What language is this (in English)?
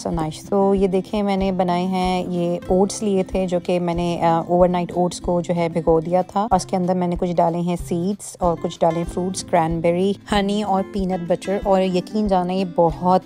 Hindi